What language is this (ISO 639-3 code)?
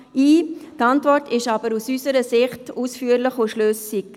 gsw